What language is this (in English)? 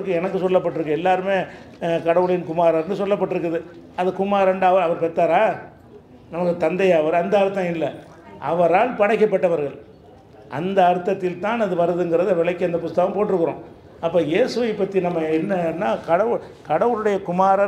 Indonesian